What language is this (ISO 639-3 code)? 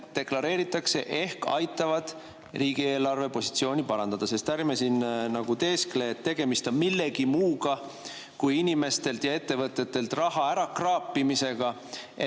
est